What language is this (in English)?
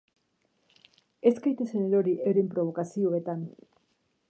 Basque